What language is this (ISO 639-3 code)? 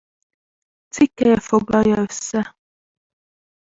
hun